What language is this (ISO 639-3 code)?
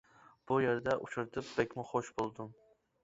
uig